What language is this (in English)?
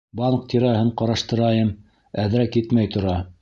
Bashkir